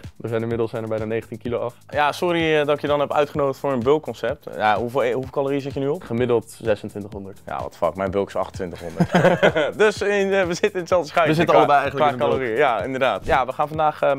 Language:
Dutch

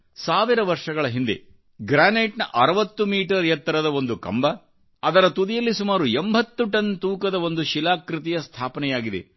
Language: Kannada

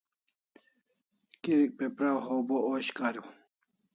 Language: Kalasha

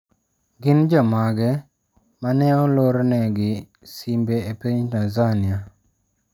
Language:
Luo (Kenya and Tanzania)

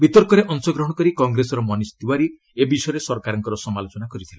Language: Odia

